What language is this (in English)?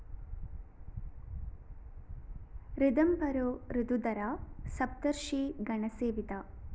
Malayalam